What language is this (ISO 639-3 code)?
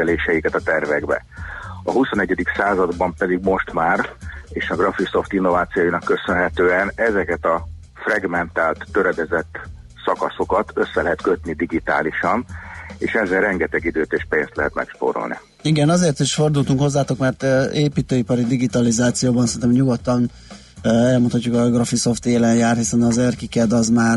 hun